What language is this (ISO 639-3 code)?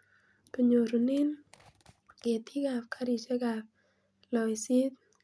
kln